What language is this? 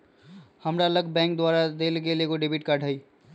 Magahi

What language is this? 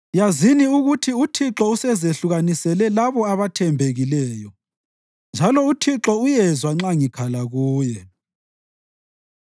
North Ndebele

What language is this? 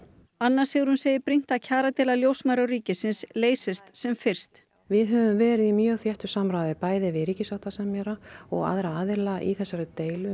Icelandic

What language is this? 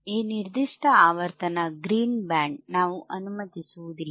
Kannada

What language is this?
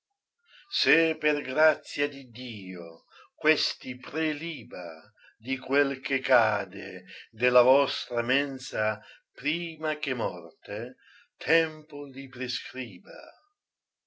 Italian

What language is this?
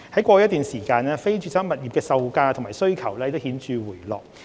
Cantonese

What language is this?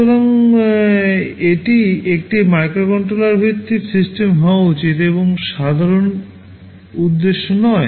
Bangla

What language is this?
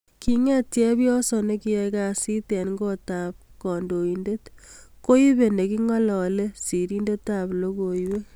Kalenjin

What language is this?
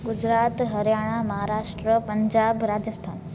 Sindhi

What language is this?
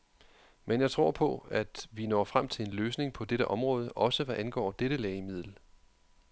Danish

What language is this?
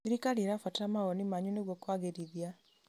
Kikuyu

